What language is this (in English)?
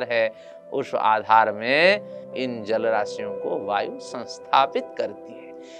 Hindi